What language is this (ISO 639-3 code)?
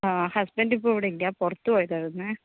mal